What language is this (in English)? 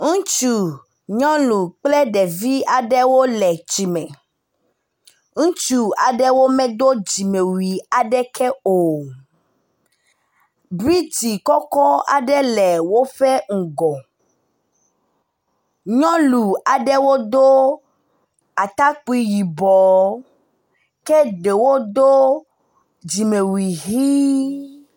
Ewe